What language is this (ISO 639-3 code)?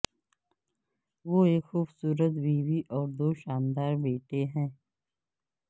urd